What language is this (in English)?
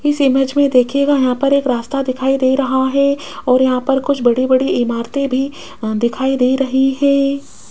Hindi